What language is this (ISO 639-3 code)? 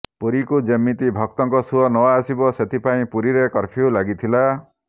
ori